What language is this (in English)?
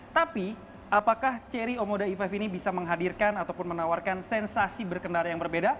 Indonesian